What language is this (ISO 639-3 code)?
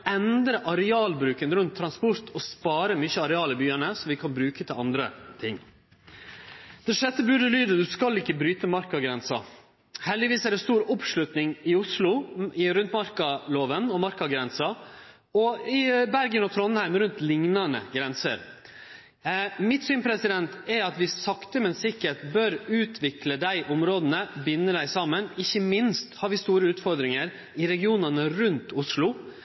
nno